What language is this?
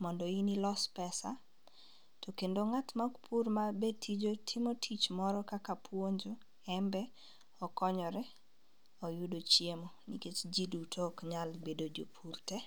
Luo (Kenya and Tanzania)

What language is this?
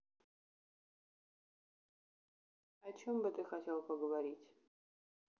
Russian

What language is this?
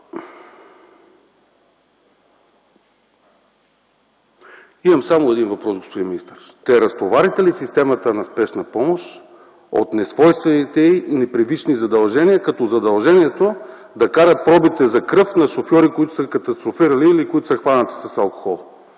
Bulgarian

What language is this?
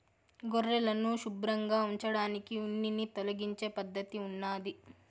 Telugu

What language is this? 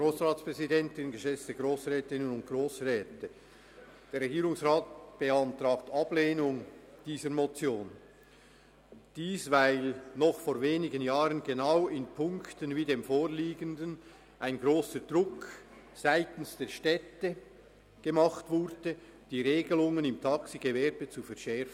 Swiss German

